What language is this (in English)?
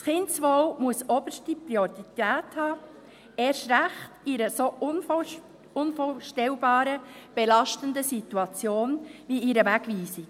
Swiss German